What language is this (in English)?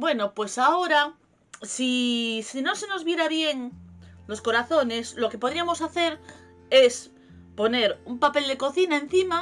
Spanish